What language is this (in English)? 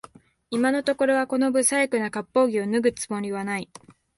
Japanese